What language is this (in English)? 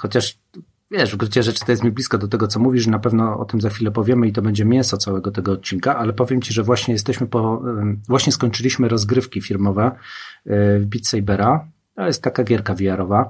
Polish